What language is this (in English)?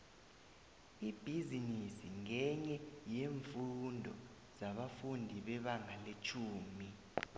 South Ndebele